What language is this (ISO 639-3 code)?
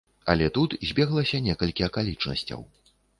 bel